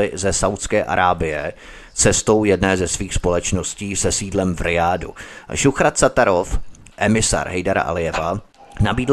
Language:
Czech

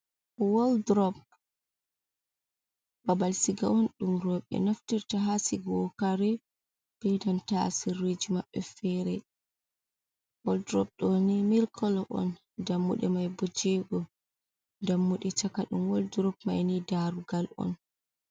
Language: Fula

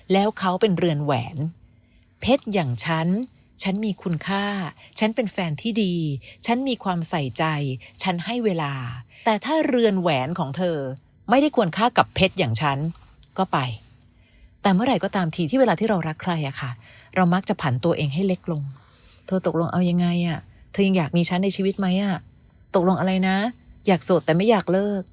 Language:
Thai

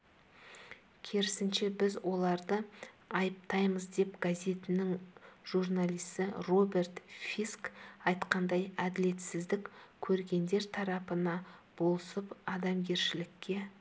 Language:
Kazakh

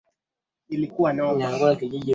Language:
Swahili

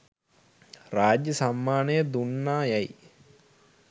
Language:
Sinhala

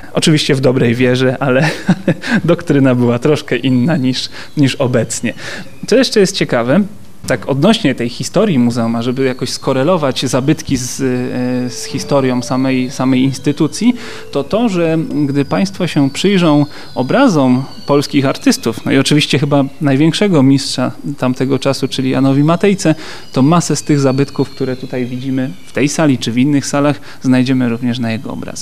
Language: Polish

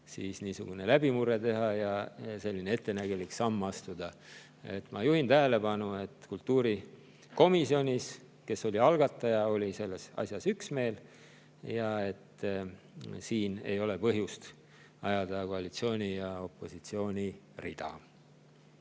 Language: Estonian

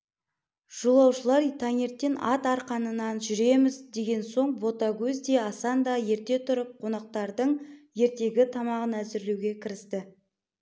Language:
Kazakh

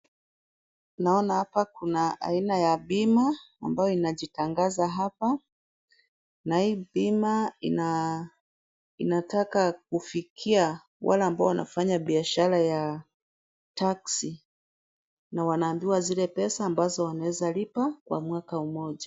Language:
Swahili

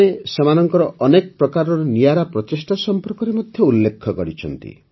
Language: Odia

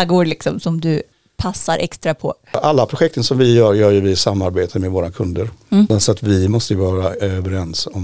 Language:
Swedish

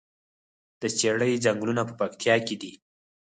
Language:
Pashto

